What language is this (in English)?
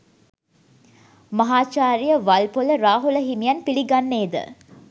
Sinhala